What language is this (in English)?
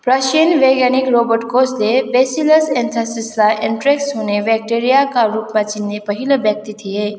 Nepali